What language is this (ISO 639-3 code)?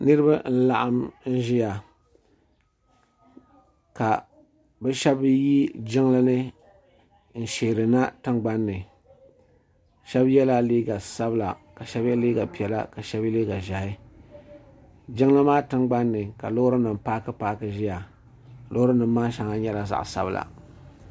dag